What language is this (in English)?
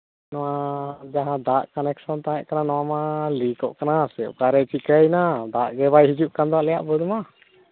Santali